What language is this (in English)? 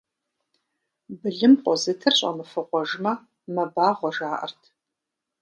Kabardian